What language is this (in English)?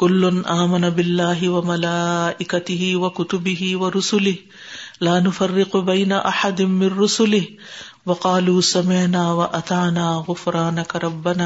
Urdu